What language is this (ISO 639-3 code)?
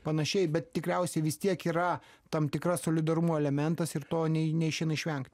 lit